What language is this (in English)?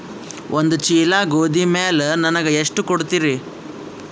Kannada